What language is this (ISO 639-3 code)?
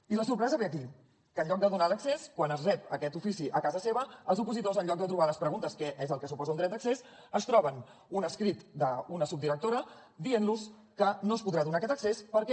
cat